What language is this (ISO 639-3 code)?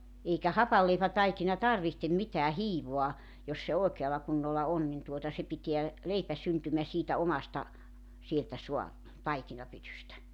fin